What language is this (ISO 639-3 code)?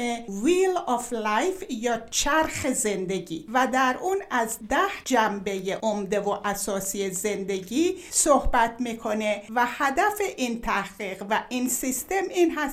fas